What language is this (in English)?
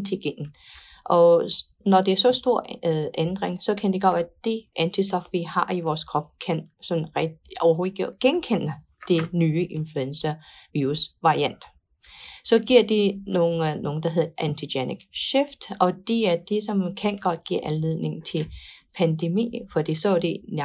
Danish